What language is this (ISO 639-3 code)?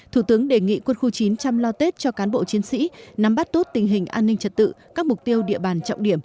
vie